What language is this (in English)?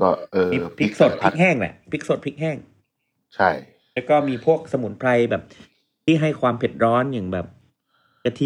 Thai